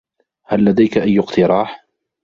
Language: Arabic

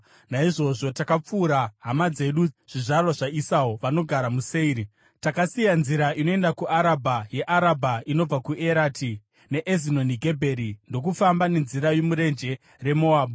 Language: Shona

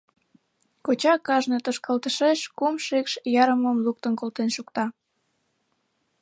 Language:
Mari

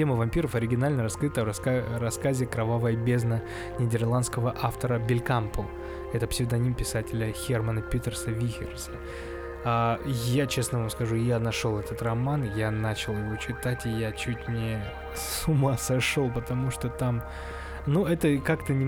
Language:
Russian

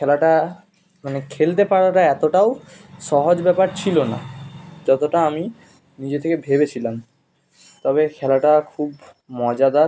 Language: Bangla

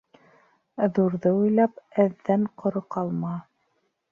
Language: Bashkir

